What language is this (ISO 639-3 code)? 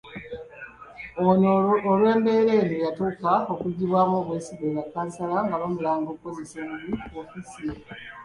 lug